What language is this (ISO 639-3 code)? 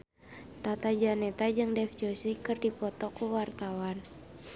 sun